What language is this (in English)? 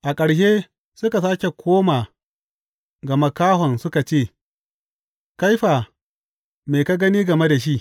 Hausa